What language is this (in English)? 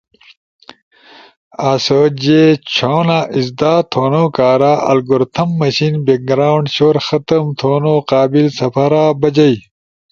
Ushojo